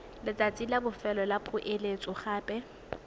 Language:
Tswana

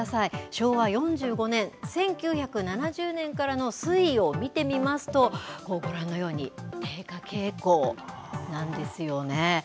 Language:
Japanese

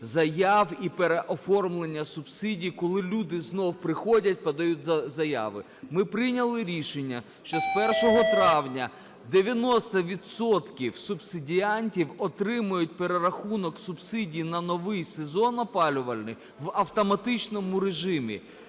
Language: Ukrainian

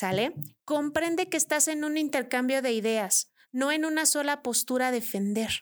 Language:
Spanish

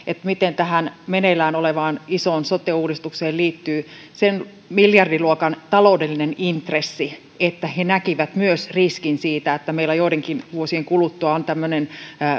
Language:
Finnish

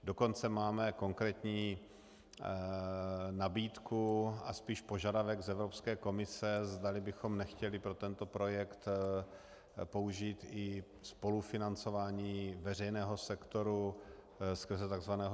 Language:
Czech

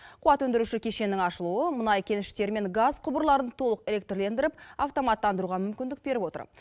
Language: Kazakh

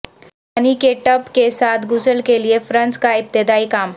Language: Urdu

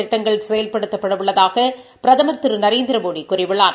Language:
Tamil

